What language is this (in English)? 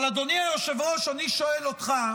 Hebrew